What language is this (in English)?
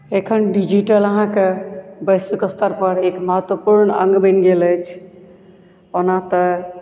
Maithili